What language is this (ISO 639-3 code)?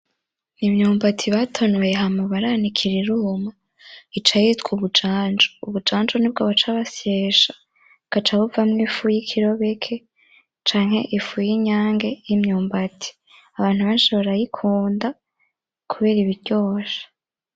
run